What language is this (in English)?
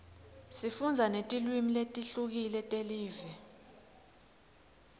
Swati